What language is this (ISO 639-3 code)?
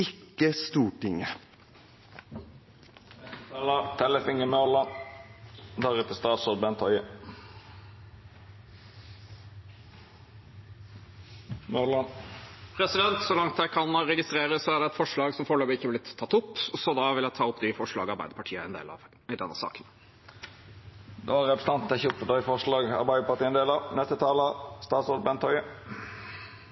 nor